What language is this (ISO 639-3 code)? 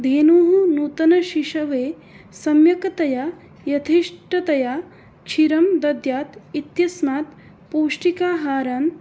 san